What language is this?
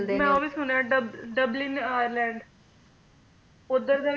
Punjabi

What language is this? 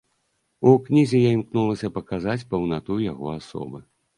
Belarusian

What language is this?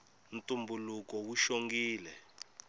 Tsonga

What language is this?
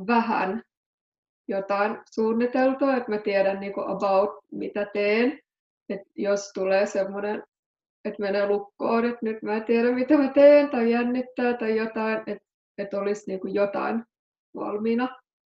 Finnish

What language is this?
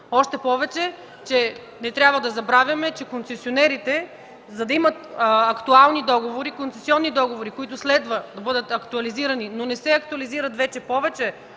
Bulgarian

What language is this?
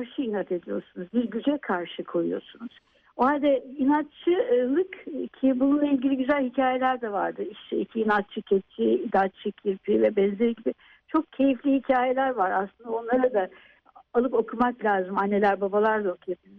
Turkish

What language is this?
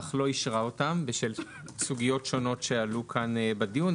Hebrew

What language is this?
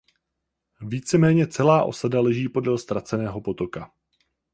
Czech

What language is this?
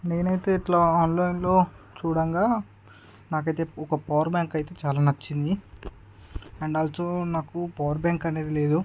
Telugu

